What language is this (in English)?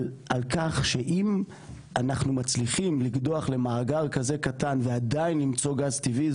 Hebrew